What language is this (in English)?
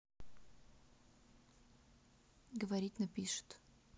Russian